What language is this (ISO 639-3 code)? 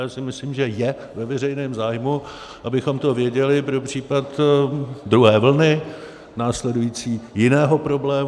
ces